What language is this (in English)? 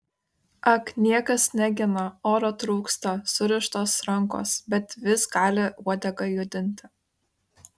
Lithuanian